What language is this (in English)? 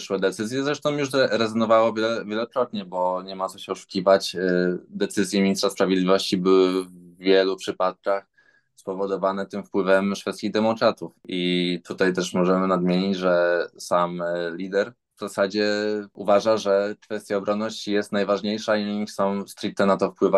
Polish